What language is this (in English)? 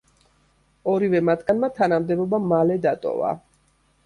Georgian